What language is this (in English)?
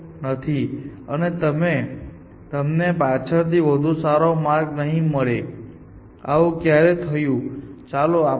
Gujarati